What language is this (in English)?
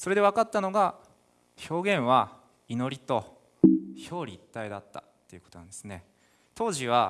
Japanese